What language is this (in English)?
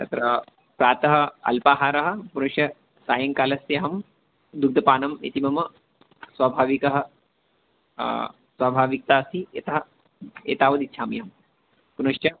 Sanskrit